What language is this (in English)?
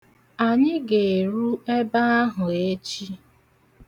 Igbo